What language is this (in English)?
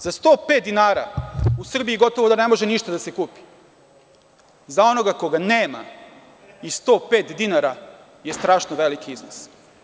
Serbian